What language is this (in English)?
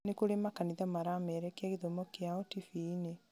Kikuyu